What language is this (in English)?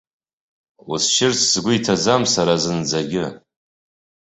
Abkhazian